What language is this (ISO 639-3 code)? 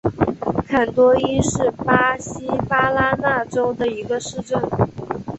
zho